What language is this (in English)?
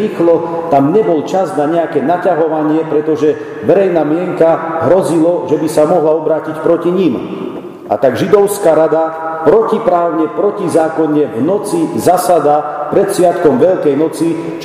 Slovak